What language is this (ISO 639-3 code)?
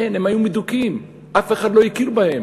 heb